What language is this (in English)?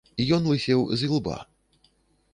Belarusian